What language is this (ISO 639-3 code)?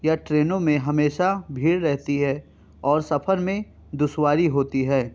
urd